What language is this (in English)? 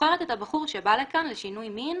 Hebrew